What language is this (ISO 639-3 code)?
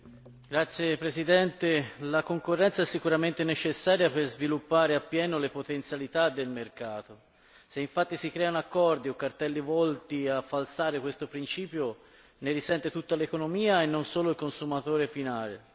ita